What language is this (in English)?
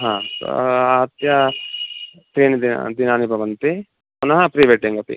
Sanskrit